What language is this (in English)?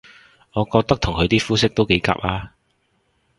Cantonese